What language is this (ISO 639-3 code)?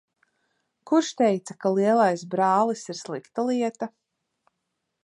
lav